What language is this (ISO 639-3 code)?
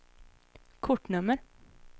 swe